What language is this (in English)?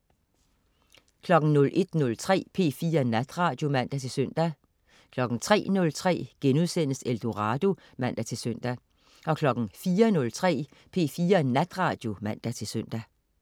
Danish